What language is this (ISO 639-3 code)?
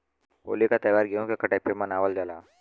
bho